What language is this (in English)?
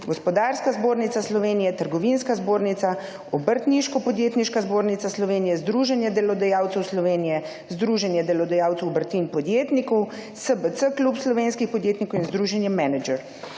Slovenian